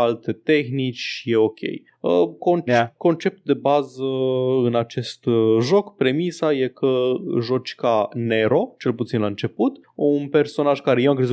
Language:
Romanian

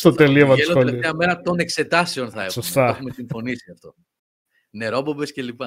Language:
Greek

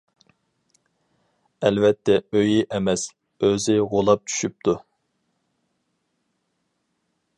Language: Uyghur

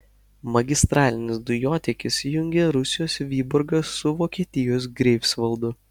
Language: Lithuanian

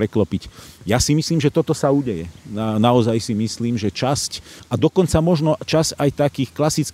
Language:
Slovak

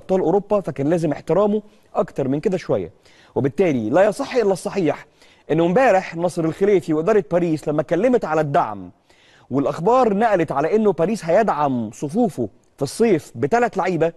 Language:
Arabic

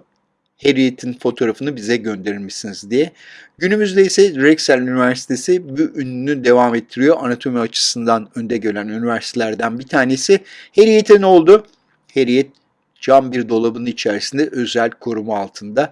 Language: Turkish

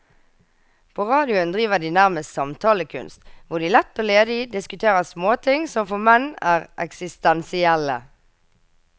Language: Norwegian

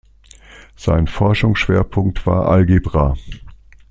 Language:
German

